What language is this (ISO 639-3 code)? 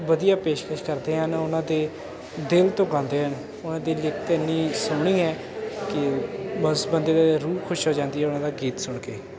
pan